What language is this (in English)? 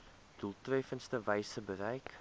Afrikaans